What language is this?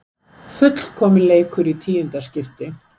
Icelandic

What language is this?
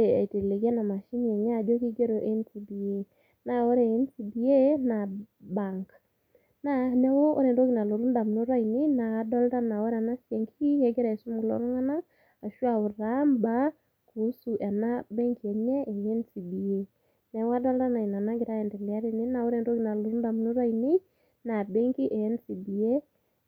Masai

